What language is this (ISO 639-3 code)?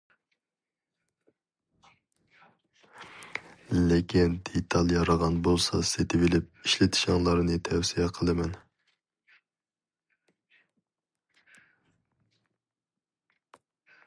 uig